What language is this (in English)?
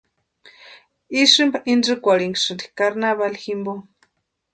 Western Highland Purepecha